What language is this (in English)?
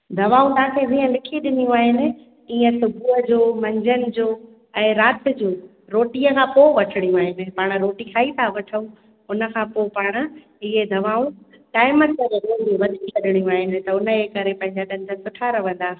Sindhi